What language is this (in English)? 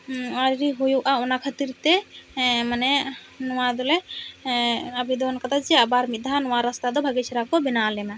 Santali